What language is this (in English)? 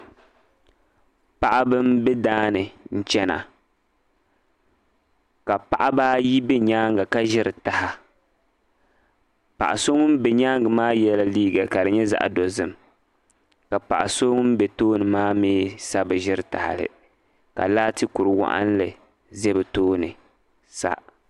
Dagbani